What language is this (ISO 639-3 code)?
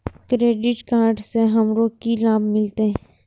mai